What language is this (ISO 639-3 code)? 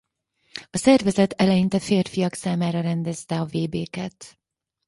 hun